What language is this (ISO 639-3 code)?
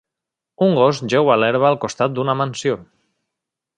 cat